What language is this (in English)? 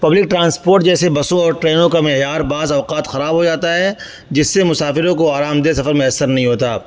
Urdu